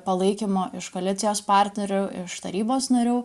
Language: Lithuanian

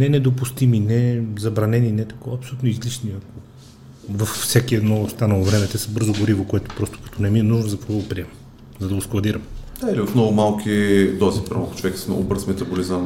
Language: Bulgarian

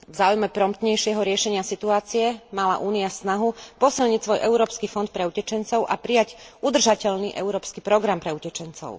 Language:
Slovak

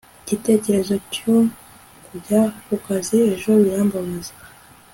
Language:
Kinyarwanda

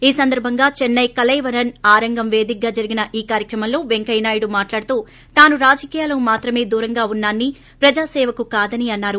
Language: Telugu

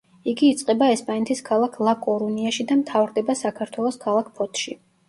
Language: Georgian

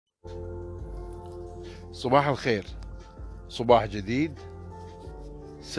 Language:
Arabic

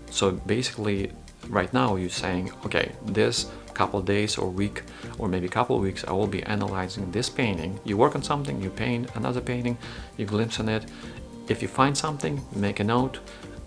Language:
English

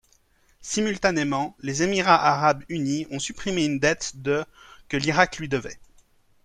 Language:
French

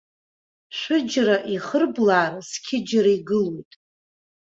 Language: Abkhazian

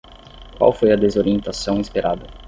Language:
Portuguese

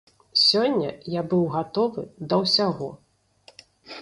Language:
Belarusian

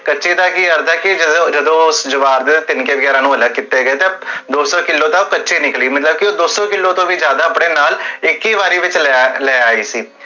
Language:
Punjabi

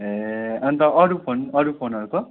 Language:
Nepali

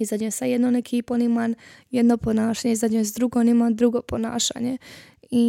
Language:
Croatian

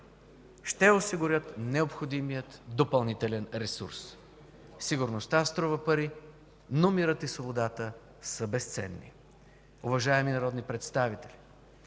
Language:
Bulgarian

